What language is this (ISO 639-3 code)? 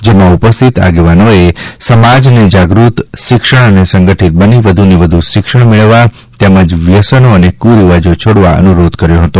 guj